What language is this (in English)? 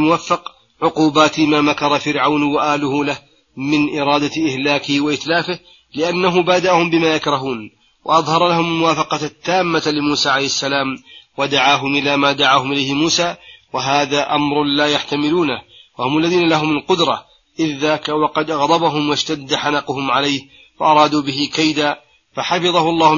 Arabic